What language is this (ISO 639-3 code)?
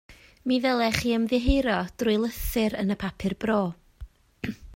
cym